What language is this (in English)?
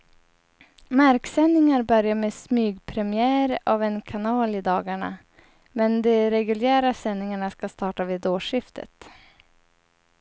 Swedish